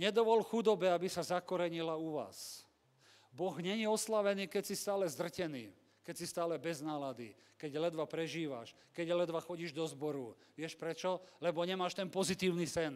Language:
Slovak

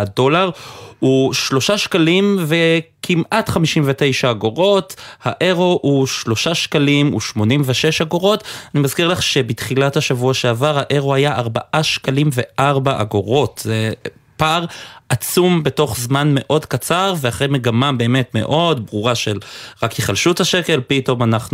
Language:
Hebrew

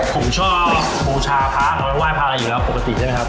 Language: Thai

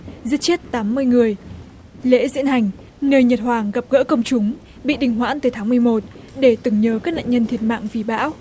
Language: Vietnamese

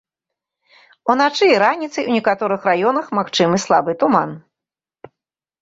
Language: Belarusian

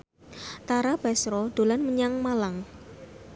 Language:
Javanese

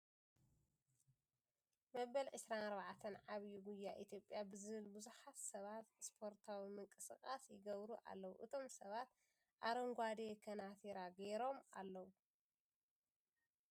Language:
Tigrinya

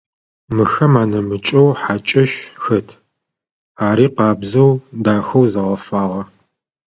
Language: Adyghe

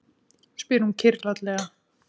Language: Icelandic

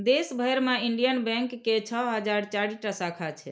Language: Maithili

